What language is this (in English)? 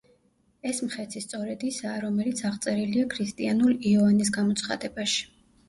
Georgian